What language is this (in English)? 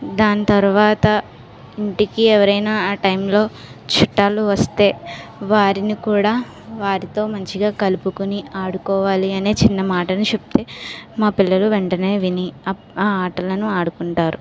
Telugu